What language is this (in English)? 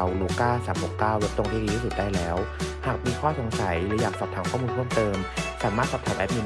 Thai